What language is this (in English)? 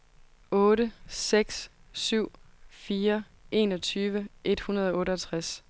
Danish